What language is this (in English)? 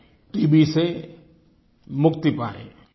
Hindi